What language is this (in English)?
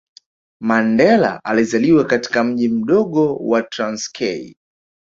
Swahili